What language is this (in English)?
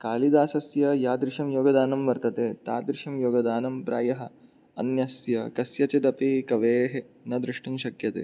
Sanskrit